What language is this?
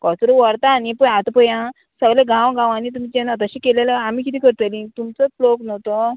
Konkani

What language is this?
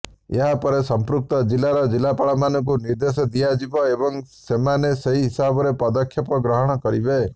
Odia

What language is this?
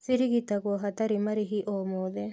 Kikuyu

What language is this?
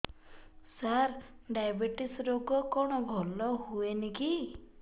Odia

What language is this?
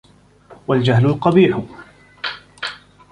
Arabic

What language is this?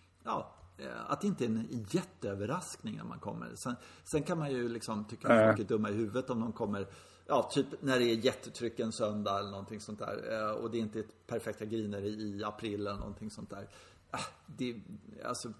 Swedish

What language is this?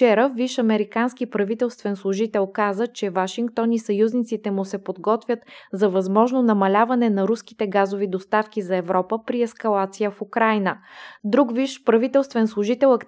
Bulgarian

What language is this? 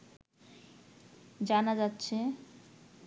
Bangla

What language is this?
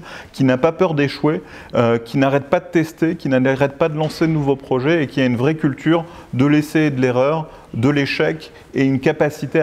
French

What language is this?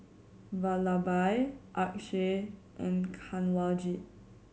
English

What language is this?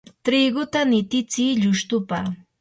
Yanahuanca Pasco Quechua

